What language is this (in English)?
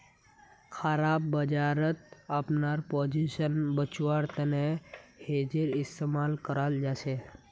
Magahi